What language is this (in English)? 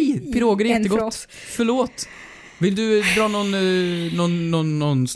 Swedish